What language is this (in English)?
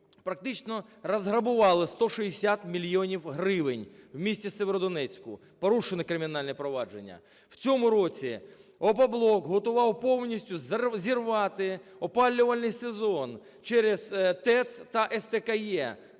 Ukrainian